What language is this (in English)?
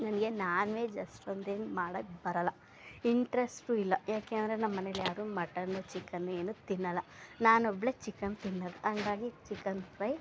Kannada